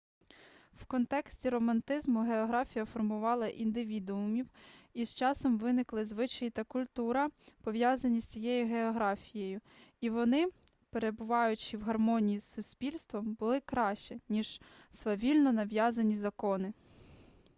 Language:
Ukrainian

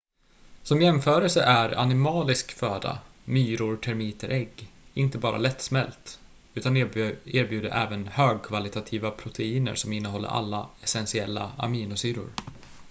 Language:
Swedish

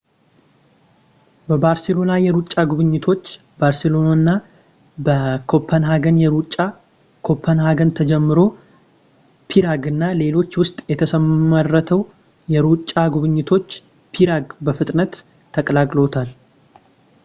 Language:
Amharic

